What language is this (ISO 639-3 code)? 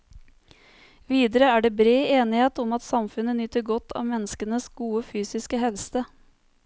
nor